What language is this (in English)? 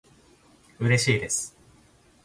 Japanese